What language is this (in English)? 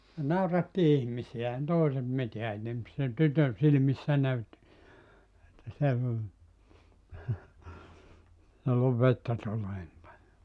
Finnish